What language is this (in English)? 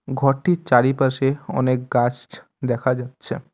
Bangla